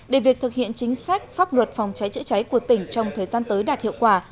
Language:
Vietnamese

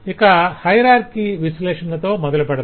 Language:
Telugu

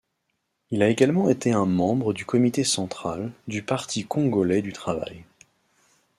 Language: French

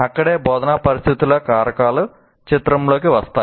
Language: Telugu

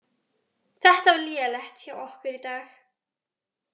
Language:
Icelandic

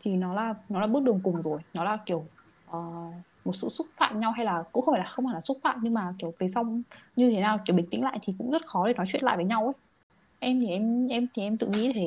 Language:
Vietnamese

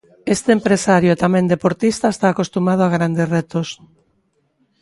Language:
Galician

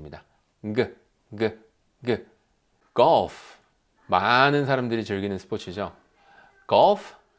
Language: Korean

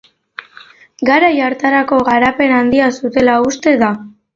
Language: Basque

